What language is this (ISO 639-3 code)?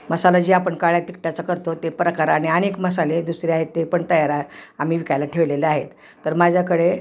mar